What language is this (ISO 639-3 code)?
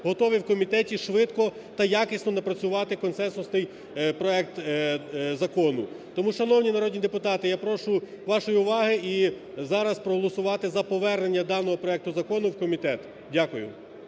ukr